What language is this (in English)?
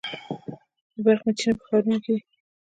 Pashto